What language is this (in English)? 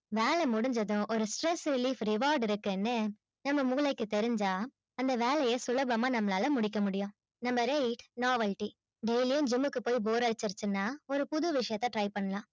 Tamil